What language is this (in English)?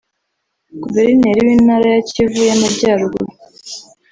Kinyarwanda